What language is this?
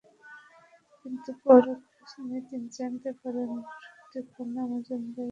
Bangla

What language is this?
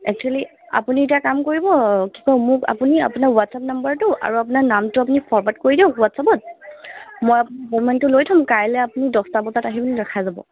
Assamese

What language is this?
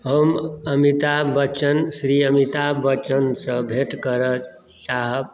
Maithili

